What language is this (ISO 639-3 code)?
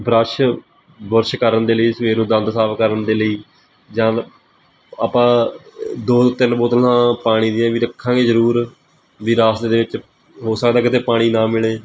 pan